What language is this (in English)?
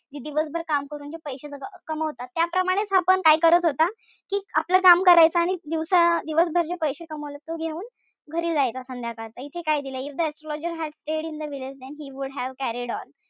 Marathi